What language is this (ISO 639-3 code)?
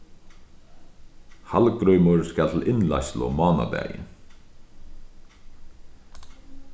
fao